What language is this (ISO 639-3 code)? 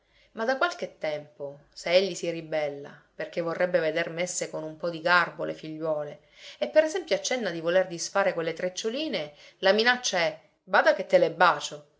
ita